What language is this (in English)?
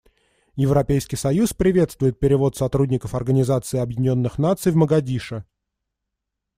Russian